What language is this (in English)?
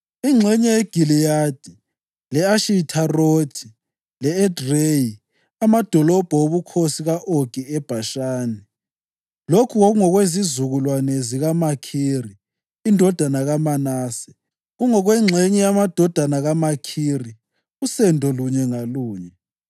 North Ndebele